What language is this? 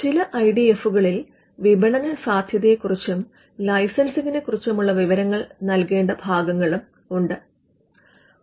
Malayalam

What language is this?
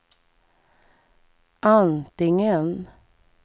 Swedish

